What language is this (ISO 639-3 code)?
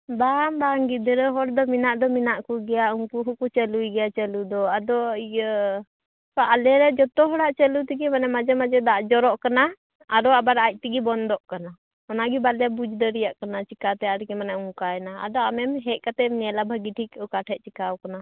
sat